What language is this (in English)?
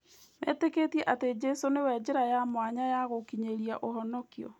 Kikuyu